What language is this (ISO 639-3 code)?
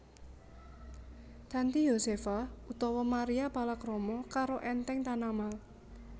jav